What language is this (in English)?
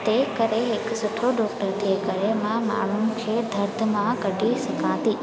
Sindhi